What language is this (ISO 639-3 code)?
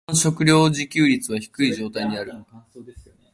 jpn